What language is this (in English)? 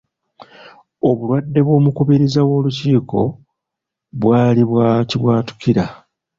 Ganda